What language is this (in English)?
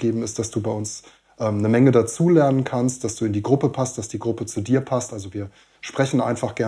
German